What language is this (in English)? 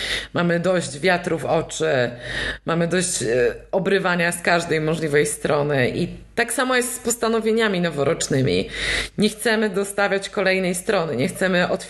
Polish